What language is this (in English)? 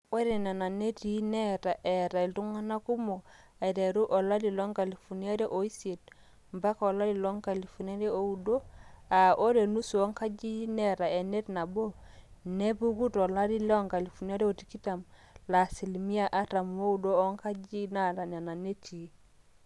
Masai